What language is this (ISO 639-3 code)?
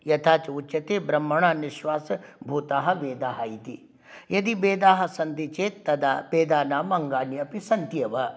san